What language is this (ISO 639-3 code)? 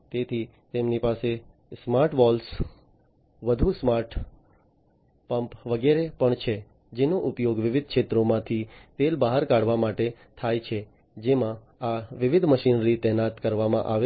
guj